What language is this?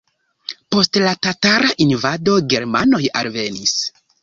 Esperanto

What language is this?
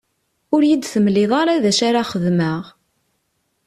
Kabyle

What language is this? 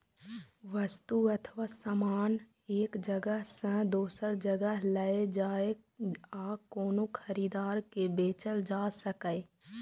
Maithili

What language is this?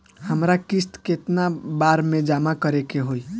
Bhojpuri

